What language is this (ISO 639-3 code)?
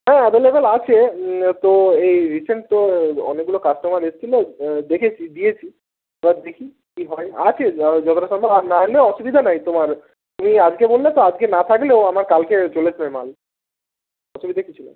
ben